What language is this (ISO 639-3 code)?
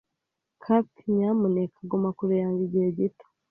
kin